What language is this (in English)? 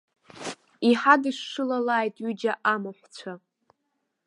Abkhazian